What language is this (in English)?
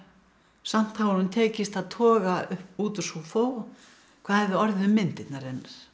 Icelandic